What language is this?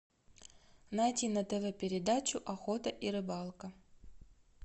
Russian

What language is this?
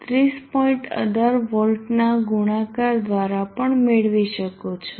Gujarati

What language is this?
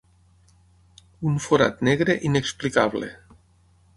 Catalan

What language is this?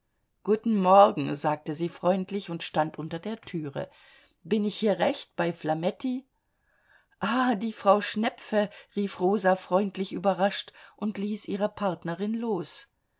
German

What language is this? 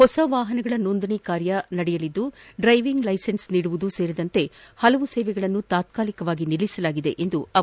Kannada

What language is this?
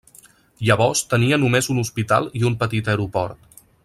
Catalan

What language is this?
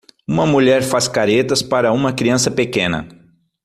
Portuguese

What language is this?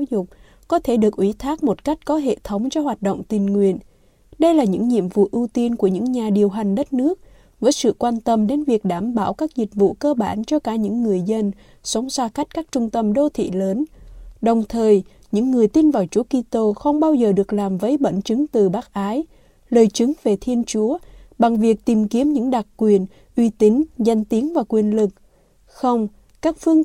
Vietnamese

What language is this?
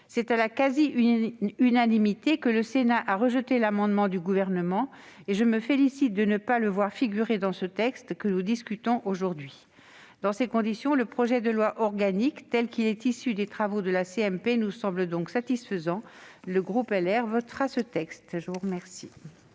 French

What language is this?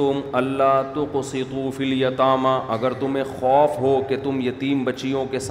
Urdu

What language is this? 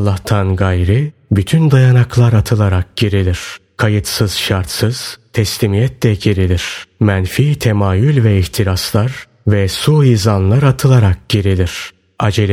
Turkish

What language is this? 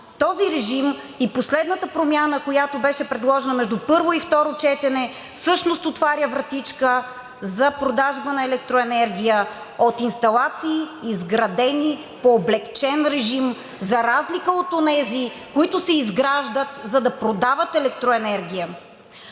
Bulgarian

